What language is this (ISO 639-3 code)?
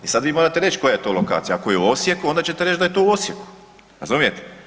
hrv